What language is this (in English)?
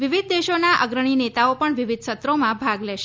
Gujarati